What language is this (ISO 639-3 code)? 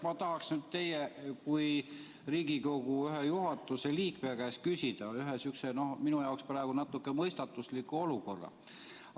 est